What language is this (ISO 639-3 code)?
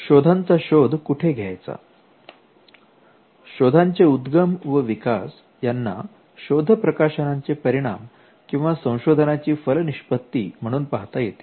mar